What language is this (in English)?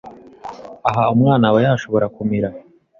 Kinyarwanda